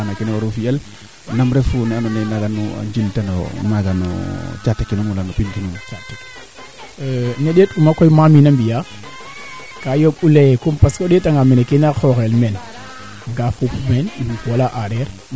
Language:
Serer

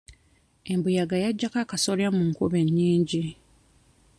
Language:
Ganda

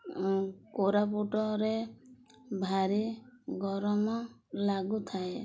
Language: Odia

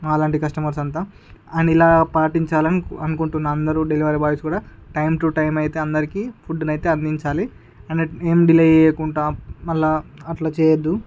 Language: Telugu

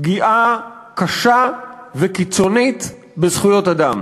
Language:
Hebrew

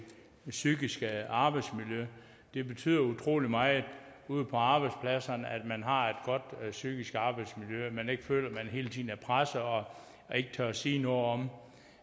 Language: Danish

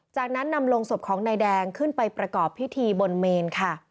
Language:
Thai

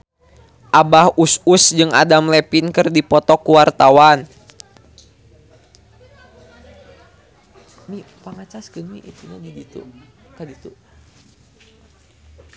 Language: Sundanese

